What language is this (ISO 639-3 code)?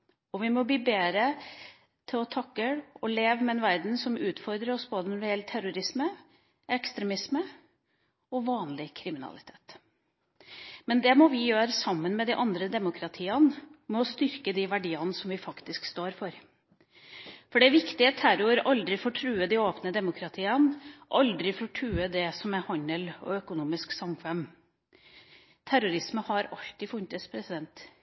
nob